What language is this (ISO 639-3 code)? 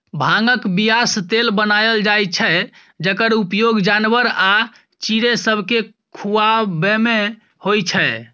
mai